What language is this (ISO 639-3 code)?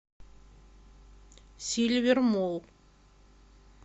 rus